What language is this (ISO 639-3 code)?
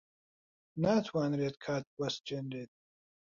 ckb